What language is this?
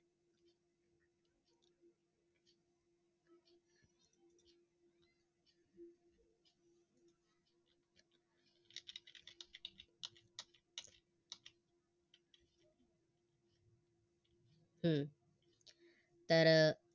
Marathi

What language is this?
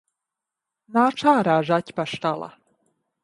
Latvian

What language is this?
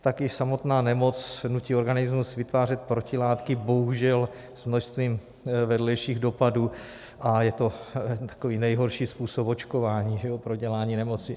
Czech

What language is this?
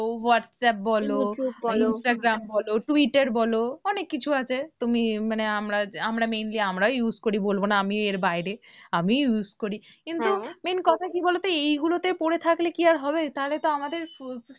Bangla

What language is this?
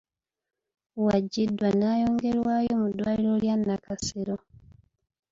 Ganda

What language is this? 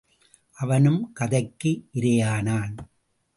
Tamil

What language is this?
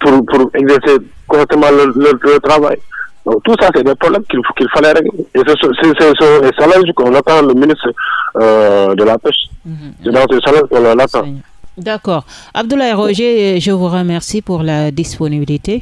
French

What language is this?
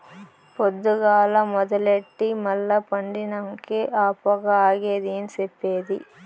Telugu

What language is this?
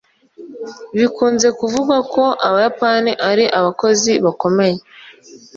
Kinyarwanda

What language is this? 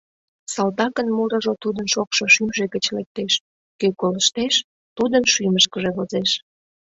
Mari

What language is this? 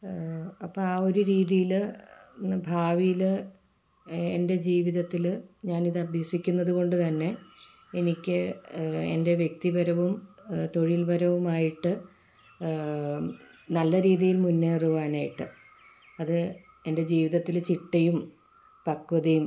Malayalam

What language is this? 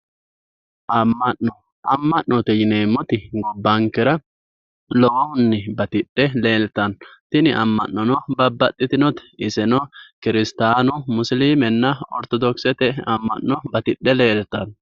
Sidamo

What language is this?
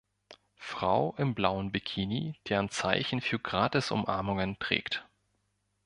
German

